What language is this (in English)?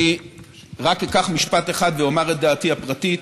Hebrew